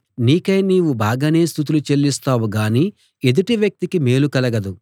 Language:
Telugu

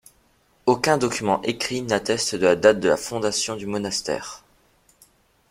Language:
French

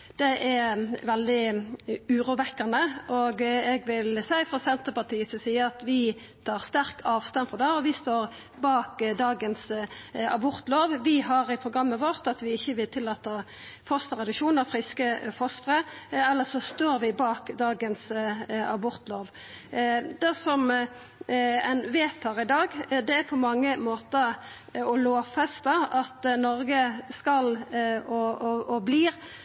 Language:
Norwegian Nynorsk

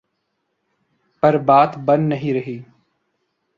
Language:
Urdu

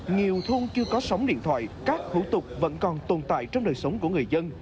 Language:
Vietnamese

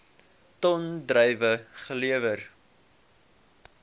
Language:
Afrikaans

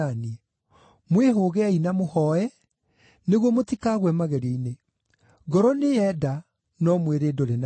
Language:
Kikuyu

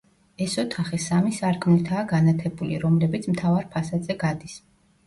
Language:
Georgian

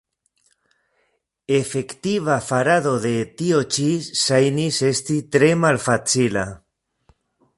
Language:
Esperanto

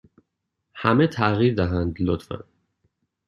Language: Persian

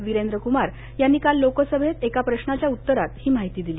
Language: Marathi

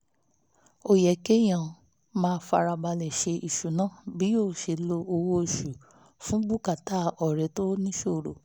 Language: Yoruba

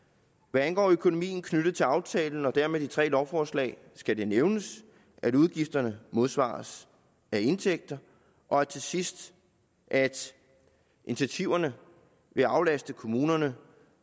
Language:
Danish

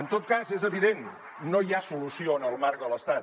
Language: Catalan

